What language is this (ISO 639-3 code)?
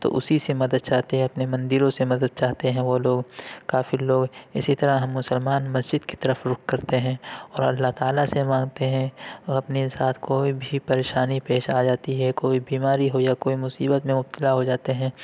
urd